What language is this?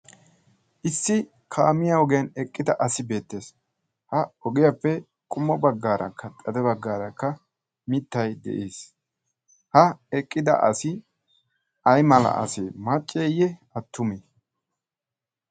Wolaytta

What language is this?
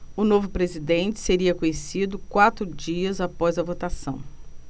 Portuguese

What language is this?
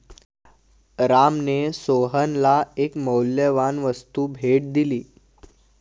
Marathi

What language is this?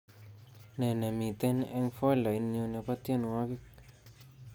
Kalenjin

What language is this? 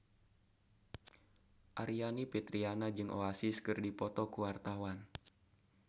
Sundanese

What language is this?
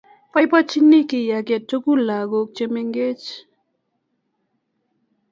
Kalenjin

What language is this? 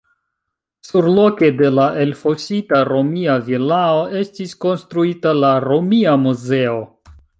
Esperanto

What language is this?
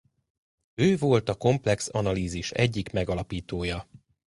Hungarian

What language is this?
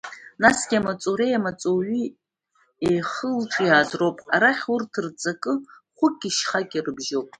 Abkhazian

